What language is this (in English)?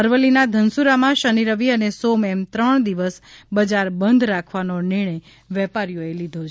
Gujarati